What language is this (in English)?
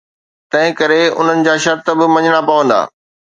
Sindhi